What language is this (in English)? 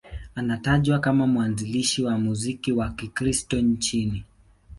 Swahili